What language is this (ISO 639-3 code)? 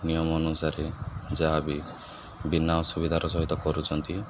ori